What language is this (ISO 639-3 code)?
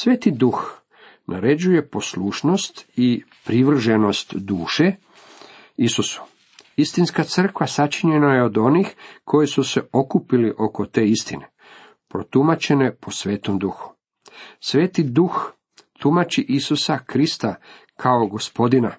hrv